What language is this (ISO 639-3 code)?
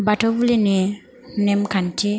brx